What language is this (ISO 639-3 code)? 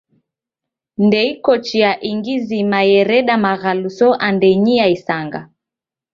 dav